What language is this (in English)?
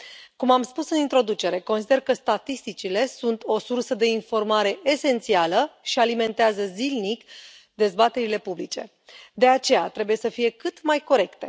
Romanian